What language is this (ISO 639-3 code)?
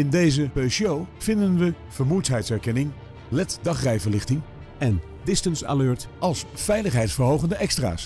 nld